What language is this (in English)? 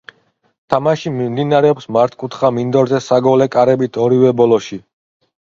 Georgian